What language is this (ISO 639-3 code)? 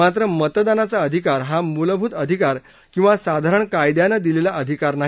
mar